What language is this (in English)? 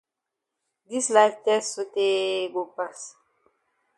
Cameroon Pidgin